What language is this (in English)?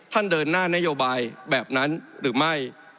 Thai